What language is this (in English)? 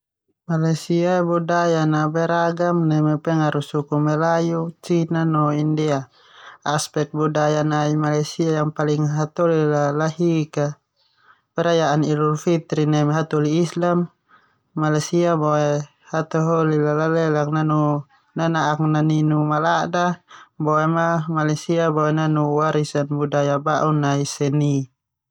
Termanu